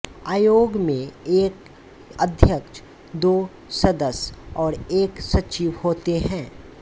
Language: Hindi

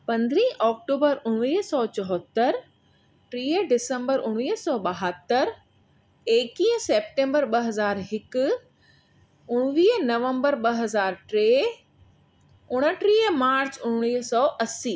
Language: Sindhi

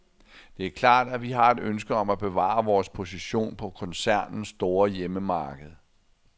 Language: Danish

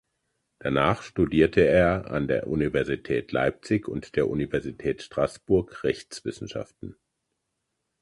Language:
German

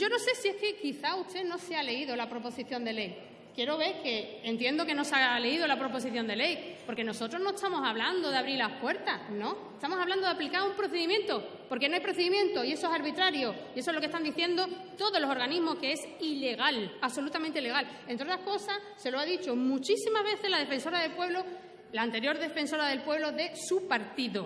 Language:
Spanish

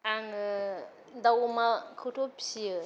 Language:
Bodo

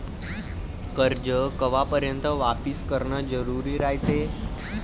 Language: Marathi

